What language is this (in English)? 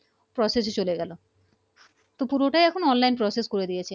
Bangla